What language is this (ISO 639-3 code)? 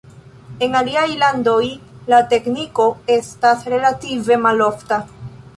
epo